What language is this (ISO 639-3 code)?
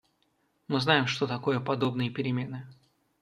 rus